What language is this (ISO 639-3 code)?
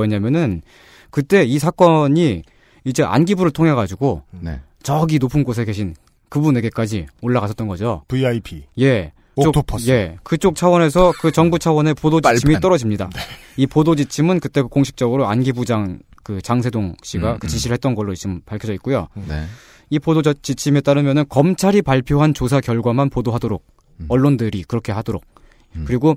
kor